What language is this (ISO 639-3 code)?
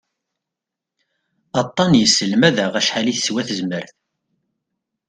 kab